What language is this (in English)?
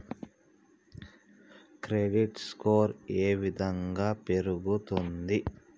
Telugu